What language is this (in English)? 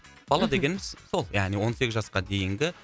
Kazakh